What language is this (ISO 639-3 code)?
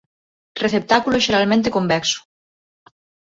glg